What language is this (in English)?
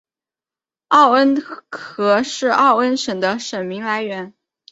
Chinese